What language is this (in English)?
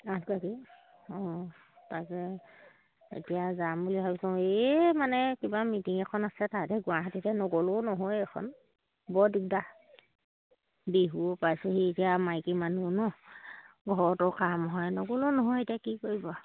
Assamese